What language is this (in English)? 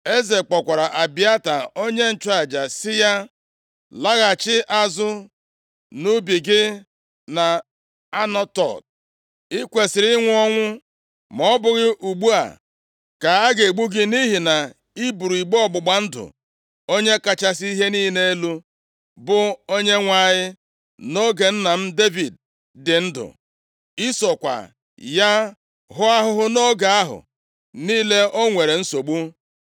Igbo